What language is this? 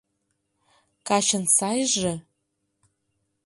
Mari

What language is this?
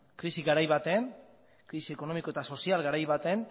Basque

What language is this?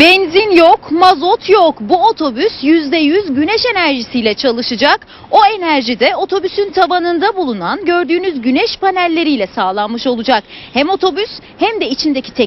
Turkish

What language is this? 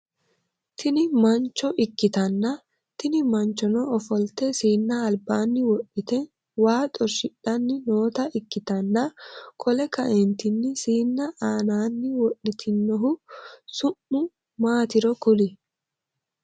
Sidamo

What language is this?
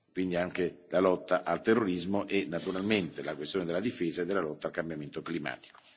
Italian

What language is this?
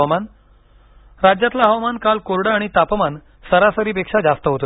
Marathi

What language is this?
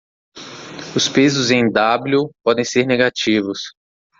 Portuguese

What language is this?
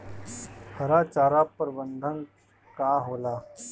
Bhojpuri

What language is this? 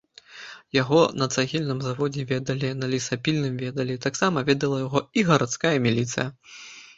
Belarusian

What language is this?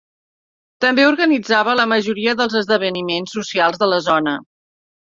Catalan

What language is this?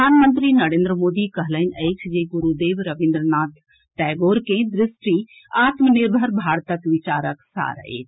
Maithili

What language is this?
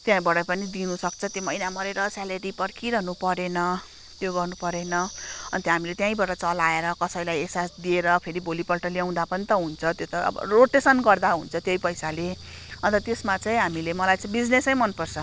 Nepali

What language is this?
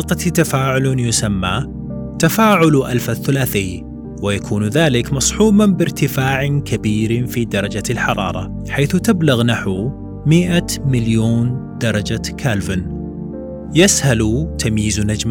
Arabic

